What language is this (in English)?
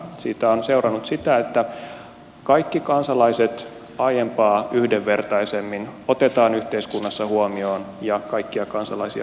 Finnish